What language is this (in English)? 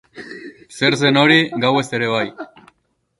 Basque